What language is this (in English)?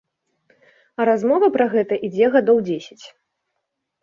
Belarusian